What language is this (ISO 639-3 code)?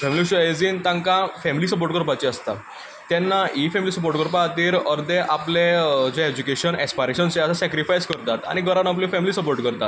kok